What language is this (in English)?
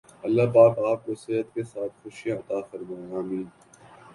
Urdu